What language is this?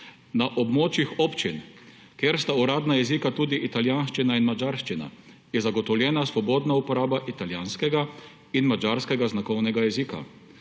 Slovenian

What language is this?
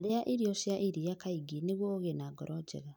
Kikuyu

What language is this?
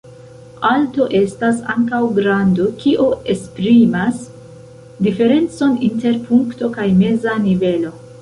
Esperanto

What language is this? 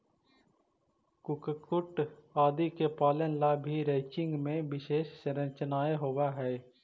Magahi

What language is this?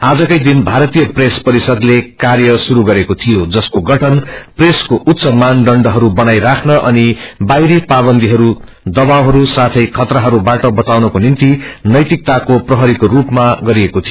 Nepali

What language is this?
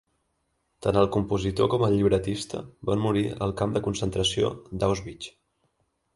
Catalan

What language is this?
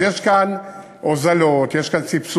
Hebrew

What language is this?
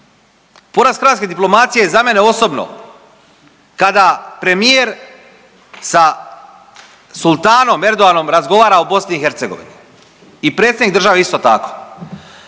Croatian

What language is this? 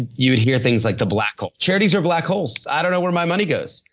English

